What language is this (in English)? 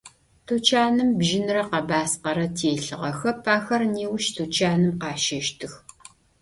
Adyghe